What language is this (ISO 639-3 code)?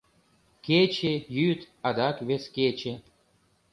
chm